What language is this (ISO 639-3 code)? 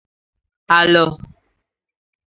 ibo